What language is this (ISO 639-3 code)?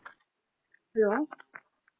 pan